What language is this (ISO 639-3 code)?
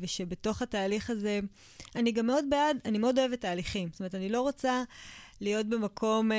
heb